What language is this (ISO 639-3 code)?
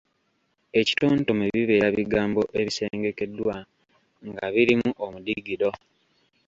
lug